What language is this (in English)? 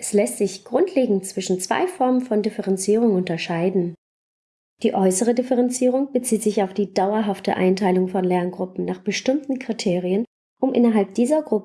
German